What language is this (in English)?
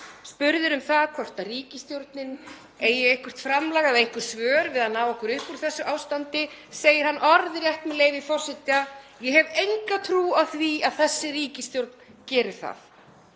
Icelandic